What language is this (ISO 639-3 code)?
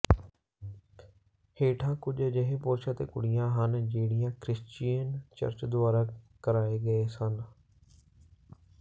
pan